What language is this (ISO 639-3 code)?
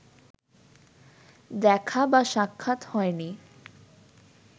ben